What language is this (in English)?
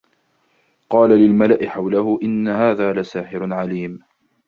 Arabic